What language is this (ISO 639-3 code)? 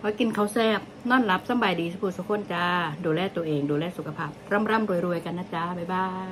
tha